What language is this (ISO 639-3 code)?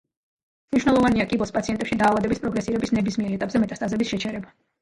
kat